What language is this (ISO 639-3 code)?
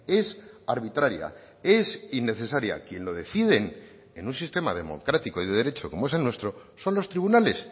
spa